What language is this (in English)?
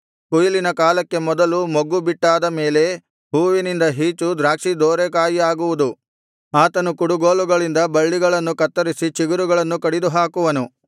Kannada